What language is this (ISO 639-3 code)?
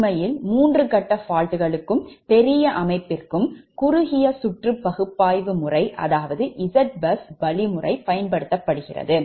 tam